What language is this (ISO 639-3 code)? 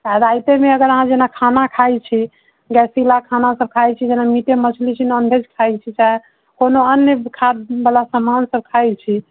mai